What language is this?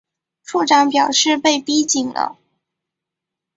Chinese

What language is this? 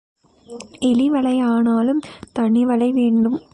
Tamil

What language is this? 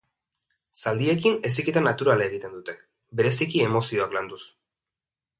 Basque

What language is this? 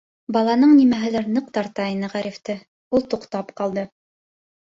Bashkir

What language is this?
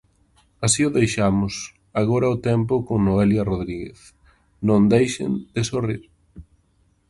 Galician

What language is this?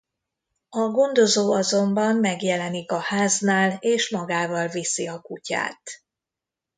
Hungarian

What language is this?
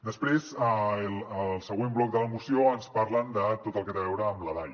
Catalan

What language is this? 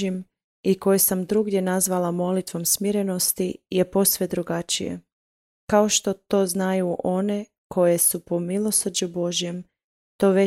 Croatian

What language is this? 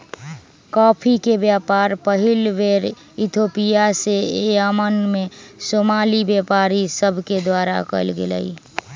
Magahi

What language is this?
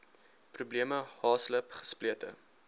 Afrikaans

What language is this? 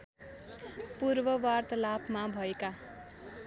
Nepali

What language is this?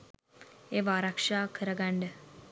Sinhala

